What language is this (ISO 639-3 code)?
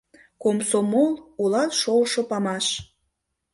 chm